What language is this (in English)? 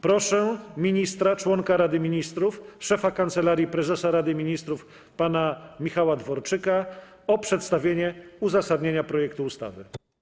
Polish